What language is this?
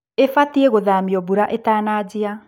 Kikuyu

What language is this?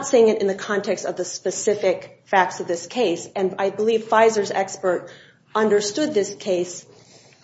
English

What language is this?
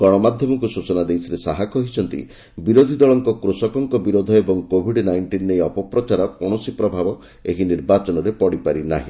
Odia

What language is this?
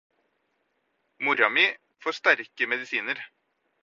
Norwegian Bokmål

